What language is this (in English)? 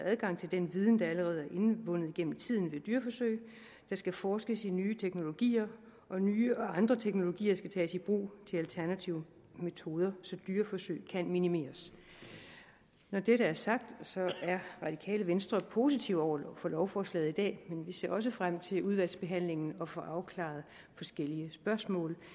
Danish